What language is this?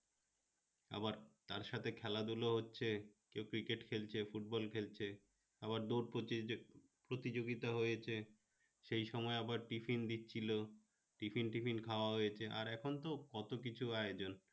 Bangla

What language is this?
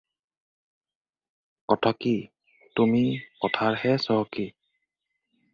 Assamese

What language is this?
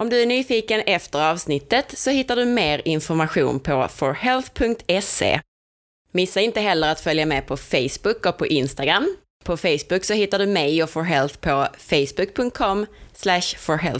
Swedish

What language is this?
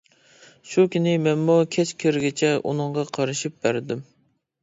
Uyghur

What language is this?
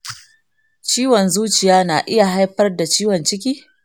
Hausa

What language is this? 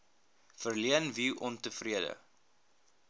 Afrikaans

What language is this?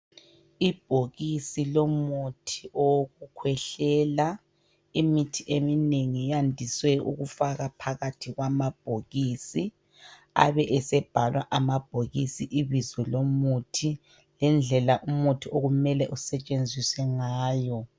North Ndebele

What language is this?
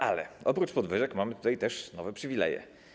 Polish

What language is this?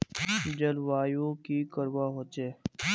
Magahi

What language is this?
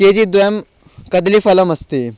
Sanskrit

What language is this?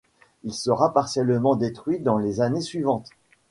French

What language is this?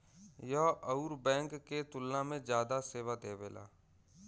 Bhojpuri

